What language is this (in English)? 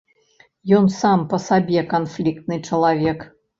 Belarusian